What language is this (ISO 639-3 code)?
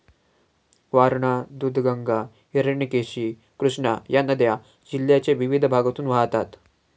mar